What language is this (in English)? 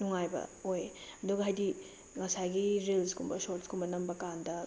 Manipuri